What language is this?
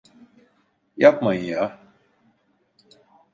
Turkish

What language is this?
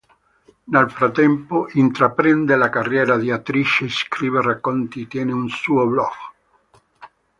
Italian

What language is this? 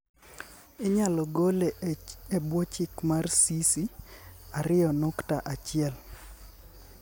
Luo (Kenya and Tanzania)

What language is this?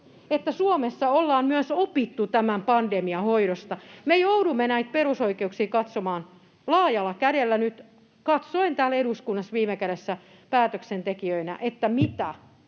Finnish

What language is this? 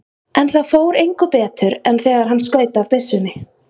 Icelandic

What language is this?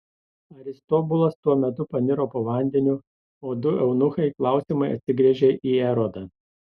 Lithuanian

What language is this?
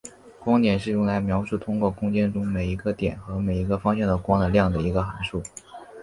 Chinese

